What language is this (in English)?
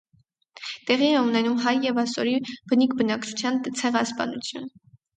Armenian